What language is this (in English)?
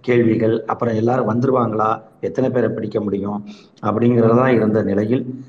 Tamil